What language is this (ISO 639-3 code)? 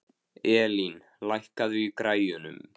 isl